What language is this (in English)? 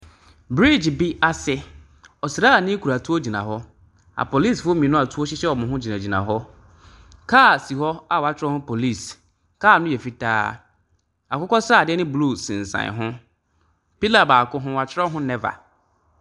Akan